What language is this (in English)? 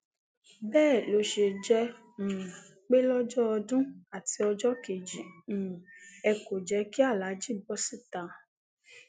Yoruba